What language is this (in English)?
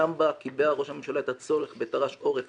Hebrew